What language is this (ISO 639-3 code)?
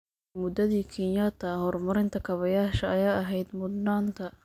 som